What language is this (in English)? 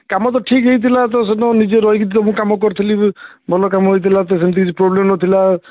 Odia